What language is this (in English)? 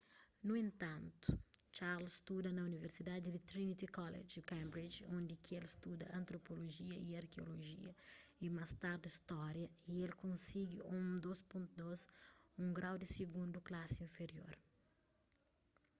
Kabuverdianu